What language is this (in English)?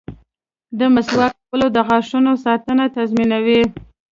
Pashto